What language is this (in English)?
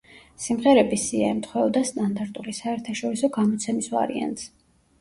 Georgian